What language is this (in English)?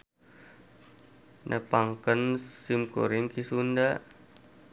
Sundanese